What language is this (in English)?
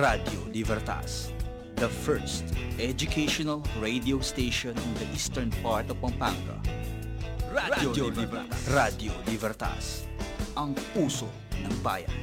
Filipino